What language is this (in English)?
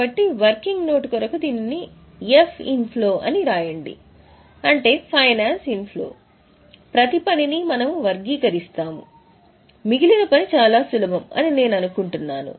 Telugu